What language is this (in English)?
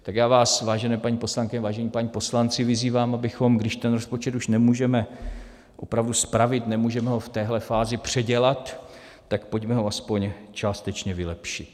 Czech